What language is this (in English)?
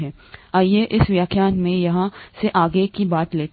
Hindi